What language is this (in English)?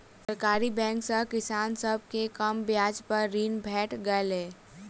Maithili